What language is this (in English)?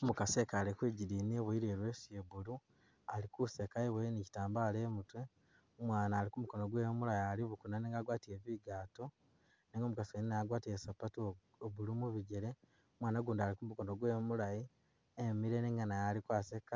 Masaaba